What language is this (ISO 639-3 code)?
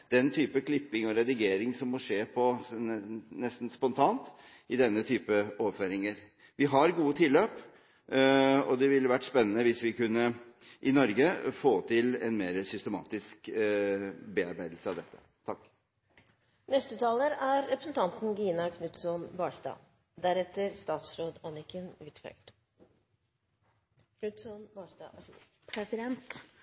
nob